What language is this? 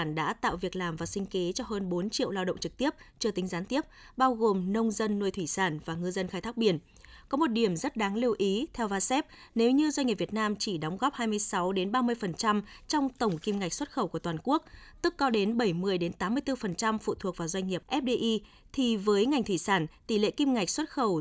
Vietnamese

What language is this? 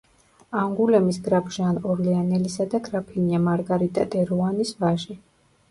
Georgian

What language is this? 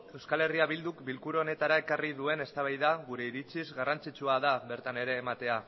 Basque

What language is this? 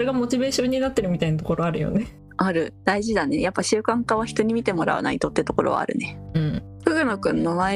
Japanese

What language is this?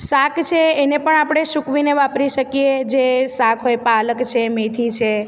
Gujarati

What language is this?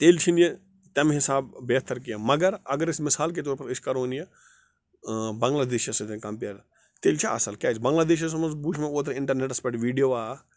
Kashmiri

